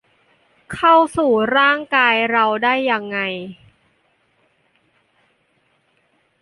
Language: Thai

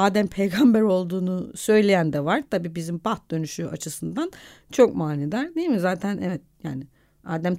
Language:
Turkish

